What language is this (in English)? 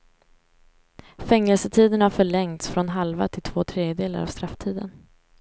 Swedish